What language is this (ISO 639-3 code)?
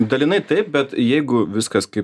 lit